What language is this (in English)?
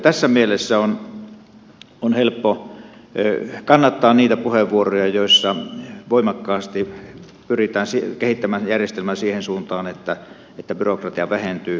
Finnish